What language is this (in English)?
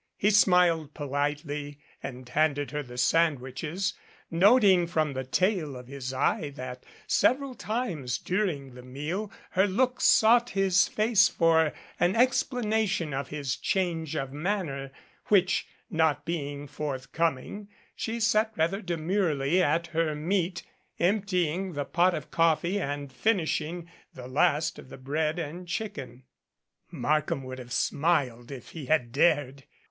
English